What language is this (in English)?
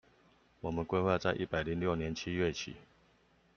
Chinese